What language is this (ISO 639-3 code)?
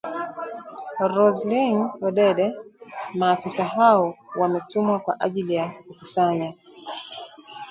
swa